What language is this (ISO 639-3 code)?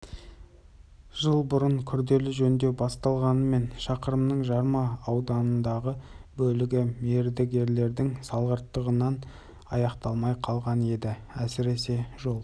kaz